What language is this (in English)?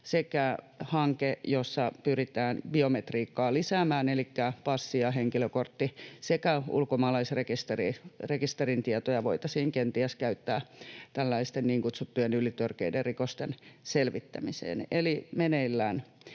Finnish